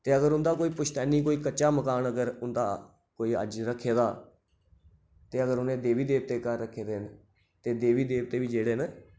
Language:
Dogri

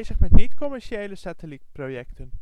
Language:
Dutch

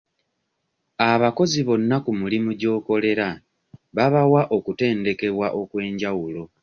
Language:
Ganda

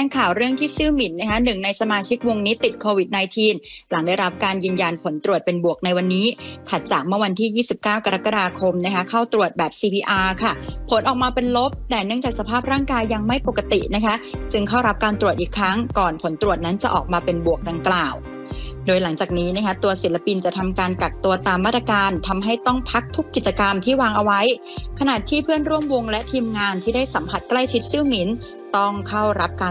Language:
Thai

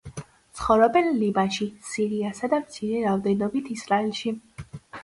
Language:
Georgian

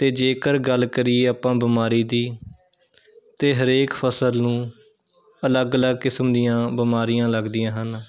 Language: Punjabi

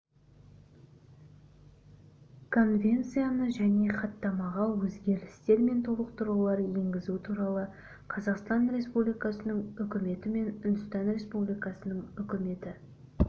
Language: Kazakh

